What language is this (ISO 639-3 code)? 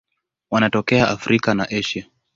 swa